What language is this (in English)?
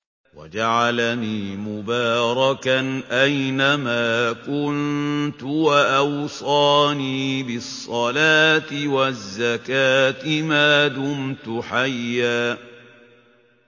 Arabic